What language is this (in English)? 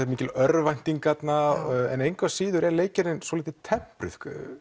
Icelandic